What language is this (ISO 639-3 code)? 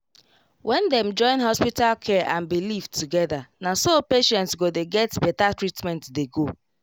pcm